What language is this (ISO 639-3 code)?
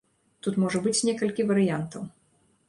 bel